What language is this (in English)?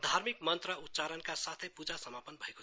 Nepali